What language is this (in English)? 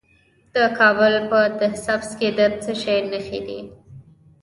Pashto